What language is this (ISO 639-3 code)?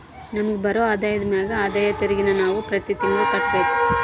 kan